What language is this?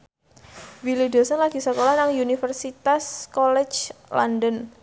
Javanese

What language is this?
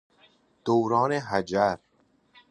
Persian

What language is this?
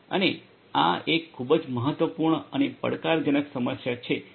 Gujarati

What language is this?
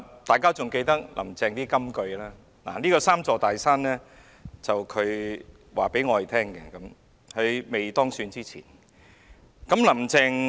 Cantonese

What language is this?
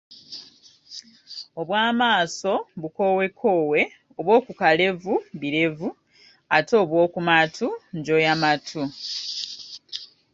Ganda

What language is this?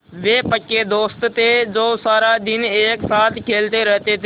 Hindi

